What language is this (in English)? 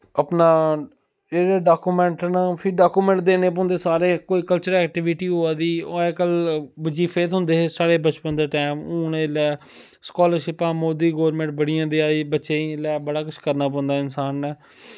Dogri